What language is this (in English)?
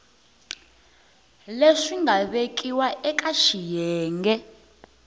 Tsonga